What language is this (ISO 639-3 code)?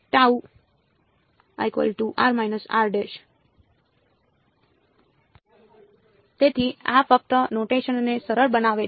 guj